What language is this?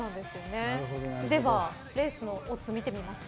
Japanese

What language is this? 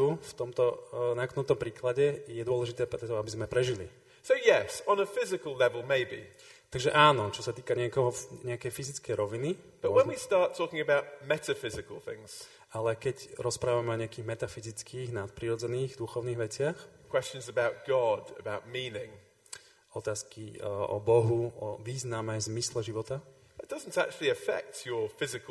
Slovak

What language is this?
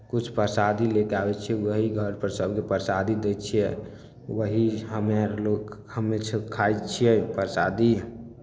Maithili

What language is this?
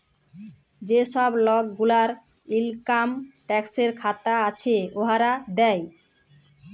Bangla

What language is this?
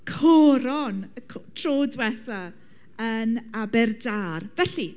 Welsh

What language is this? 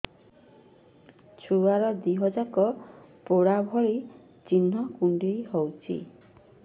Odia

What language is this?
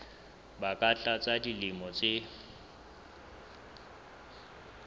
Southern Sotho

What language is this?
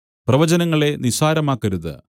Malayalam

